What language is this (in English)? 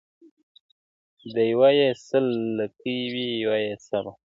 Pashto